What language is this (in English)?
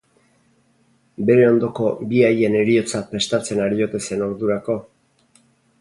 Basque